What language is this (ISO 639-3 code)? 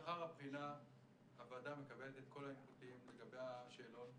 heb